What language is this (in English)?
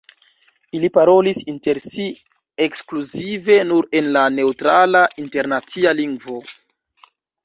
Esperanto